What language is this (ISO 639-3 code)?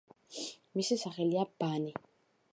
kat